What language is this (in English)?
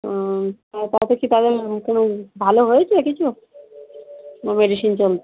Bangla